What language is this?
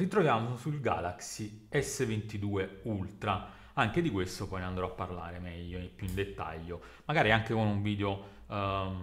Italian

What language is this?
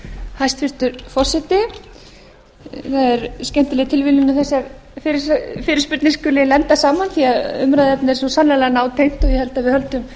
Icelandic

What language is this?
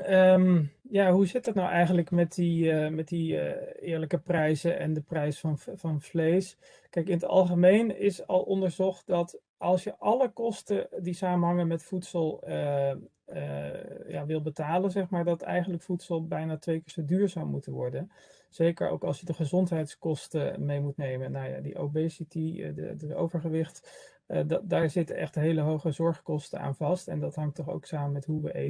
Dutch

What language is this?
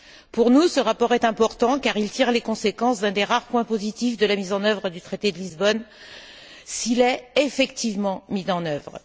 French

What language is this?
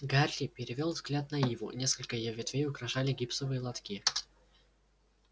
Russian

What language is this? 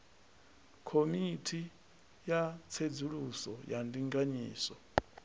Venda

